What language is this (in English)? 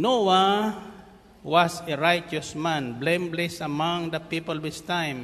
Filipino